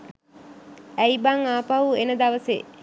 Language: Sinhala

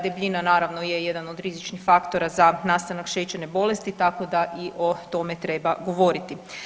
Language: Croatian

